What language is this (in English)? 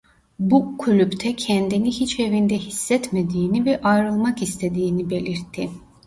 Turkish